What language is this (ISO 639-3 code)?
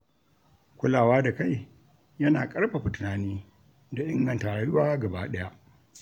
hau